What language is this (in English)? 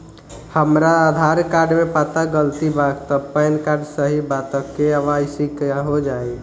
Bhojpuri